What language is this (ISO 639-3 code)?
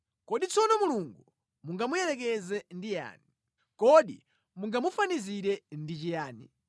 nya